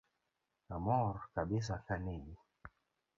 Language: Luo (Kenya and Tanzania)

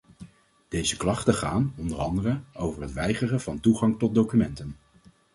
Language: Dutch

